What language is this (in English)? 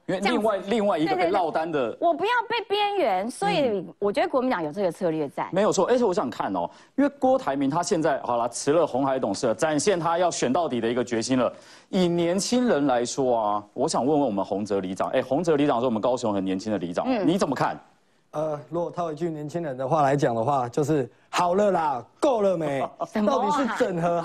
Chinese